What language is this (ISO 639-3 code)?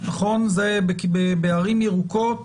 heb